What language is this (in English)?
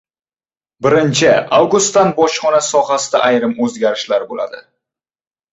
Uzbek